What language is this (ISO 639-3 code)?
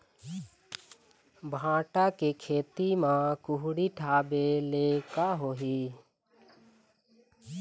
hne